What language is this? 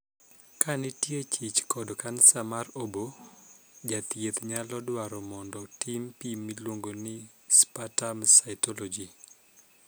Luo (Kenya and Tanzania)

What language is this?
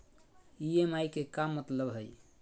Magahi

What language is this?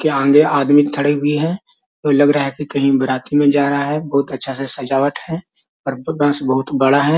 Magahi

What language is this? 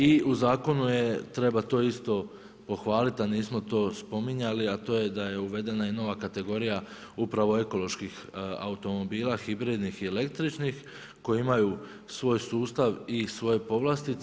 Croatian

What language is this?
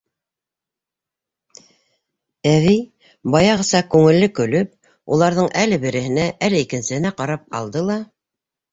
Bashkir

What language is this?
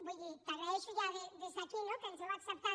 Catalan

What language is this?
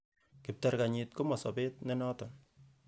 Kalenjin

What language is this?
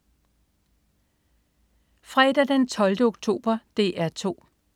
Danish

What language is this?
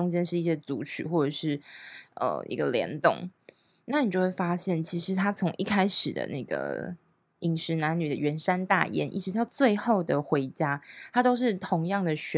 Chinese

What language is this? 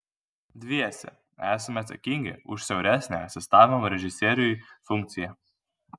Lithuanian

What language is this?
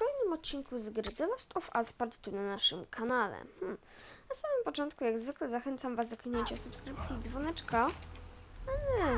Polish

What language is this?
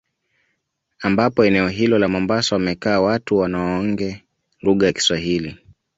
Swahili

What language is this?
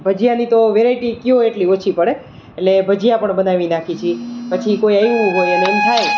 Gujarati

